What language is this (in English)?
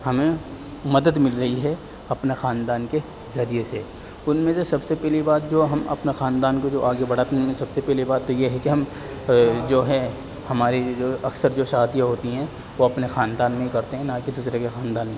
Urdu